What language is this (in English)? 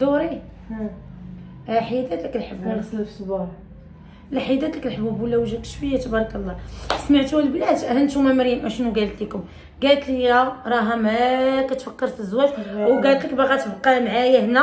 Arabic